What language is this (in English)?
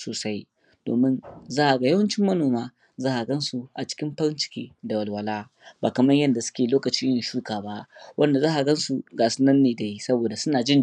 Hausa